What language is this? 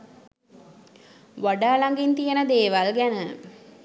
Sinhala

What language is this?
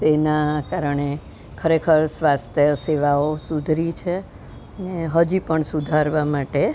Gujarati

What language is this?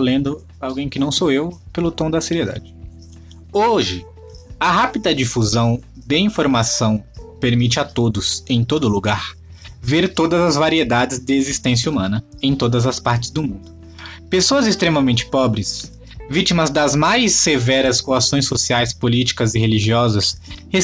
Portuguese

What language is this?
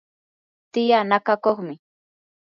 Yanahuanca Pasco Quechua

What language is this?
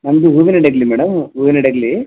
Kannada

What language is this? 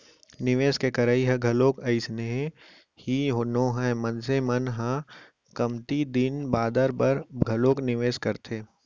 Chhattisgarhi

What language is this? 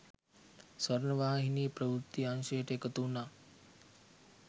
Sinhala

